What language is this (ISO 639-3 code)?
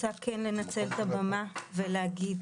heb